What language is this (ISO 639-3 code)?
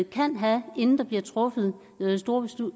dan